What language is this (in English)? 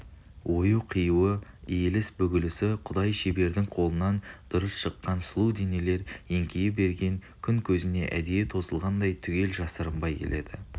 Kazakh